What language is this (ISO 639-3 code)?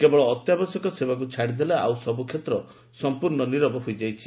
ori